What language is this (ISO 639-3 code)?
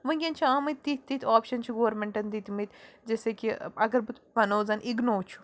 kas